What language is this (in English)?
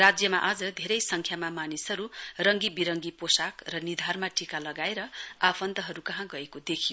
Nepali